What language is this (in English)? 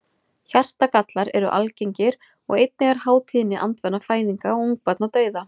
Icelandic